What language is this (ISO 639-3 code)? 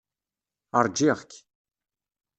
kab